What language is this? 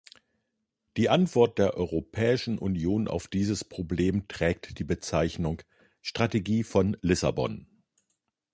German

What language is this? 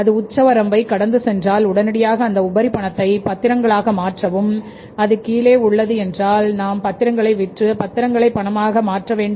Tamil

